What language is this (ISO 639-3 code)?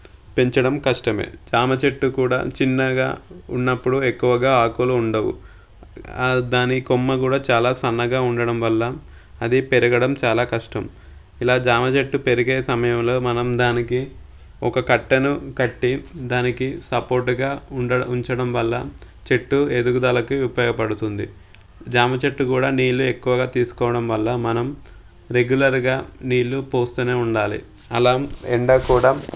tel